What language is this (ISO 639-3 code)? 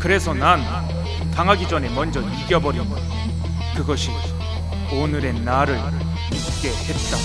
kor